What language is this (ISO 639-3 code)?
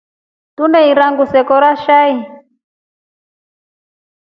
rof